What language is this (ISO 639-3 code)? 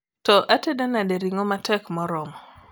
luo